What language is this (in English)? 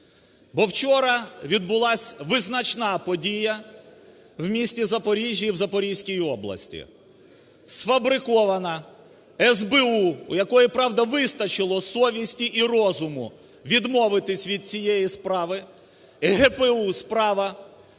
Ukrainian